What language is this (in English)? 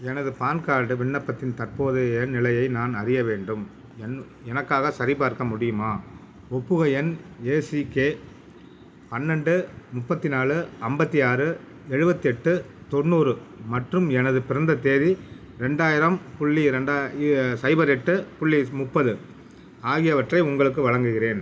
Tamil